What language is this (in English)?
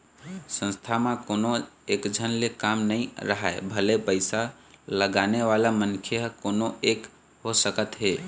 Chhattisgarhi